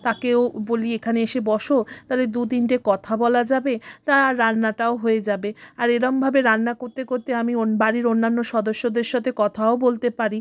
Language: Bangla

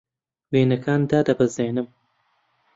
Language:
Central Kurdish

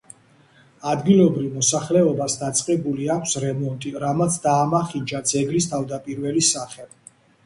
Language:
Georgian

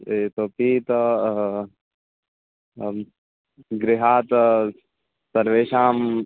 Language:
Sanskrit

